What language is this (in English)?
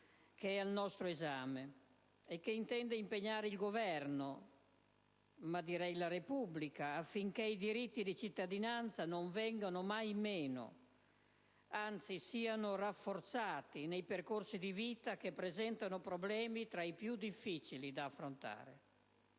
Italian